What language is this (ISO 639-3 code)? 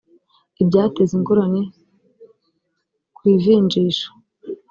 kin